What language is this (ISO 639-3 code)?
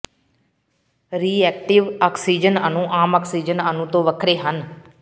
pan